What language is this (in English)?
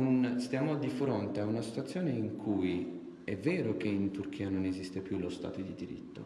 Italian